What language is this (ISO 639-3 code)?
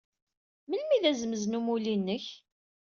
kab